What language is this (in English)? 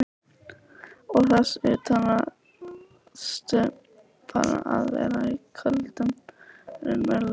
Icelandic